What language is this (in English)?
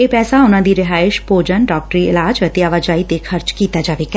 Punjabi